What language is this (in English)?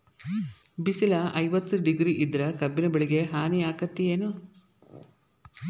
Kannada